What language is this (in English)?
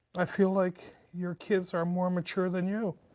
English